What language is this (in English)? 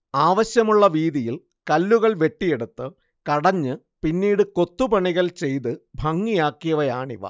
Malayalam